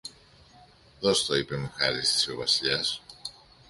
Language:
Greek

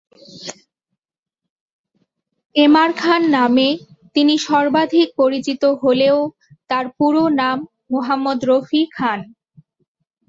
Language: Bangla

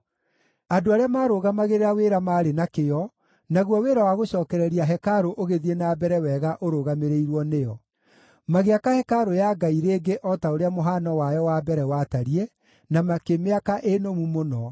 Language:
Kikuyu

